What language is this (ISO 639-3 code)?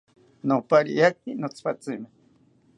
cpy